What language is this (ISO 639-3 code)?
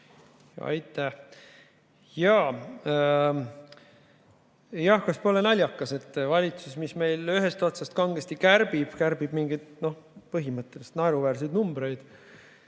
est